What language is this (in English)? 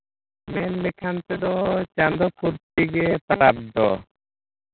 Santali